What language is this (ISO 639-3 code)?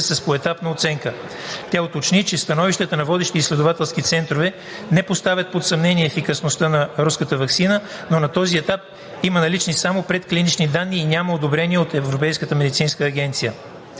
bul